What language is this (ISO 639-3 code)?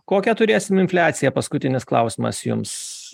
lit